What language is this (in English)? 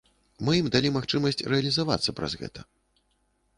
Belarusian